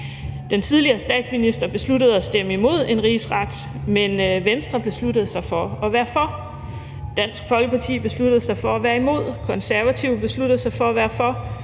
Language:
Danish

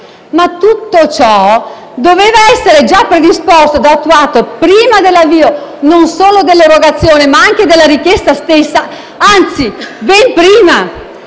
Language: Italian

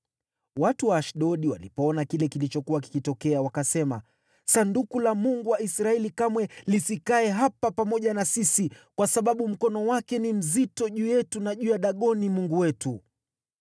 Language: Swahili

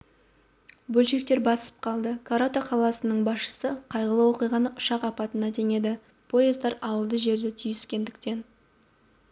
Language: Kazakh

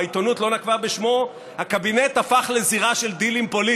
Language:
Hebrew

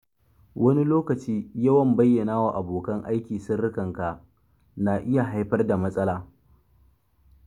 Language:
Hausa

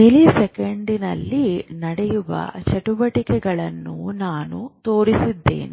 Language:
Kannada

